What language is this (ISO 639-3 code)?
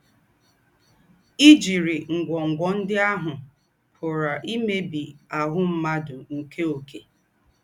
ibo